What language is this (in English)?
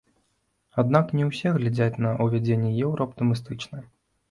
Belarusian